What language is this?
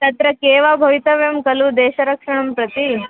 Sanskrit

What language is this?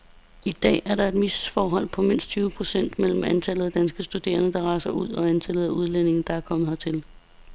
Danish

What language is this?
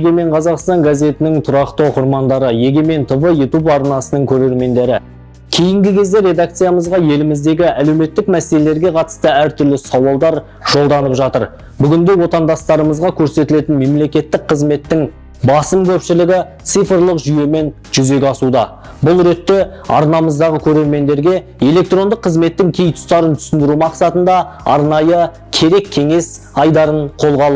Turkish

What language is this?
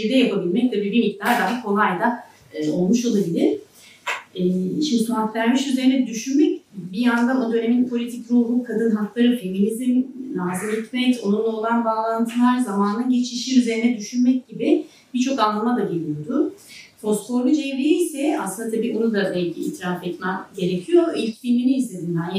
Turkish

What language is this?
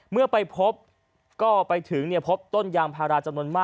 Thai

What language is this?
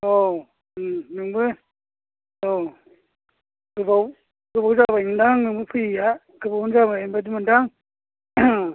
Bodo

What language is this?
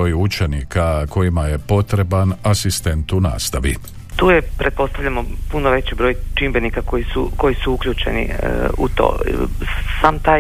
Croatian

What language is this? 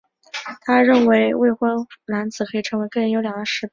Chinese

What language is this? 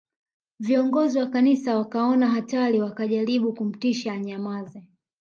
Swahili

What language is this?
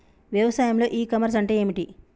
Telugu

